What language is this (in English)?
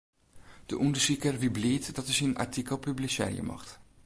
Western Frisian